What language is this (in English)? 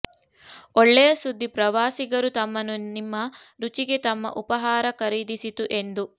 Kannada